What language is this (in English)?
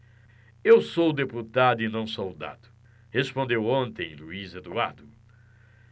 Portuguese